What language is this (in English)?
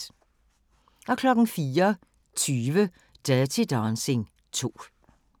Danish